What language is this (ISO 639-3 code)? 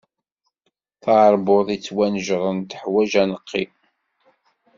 kab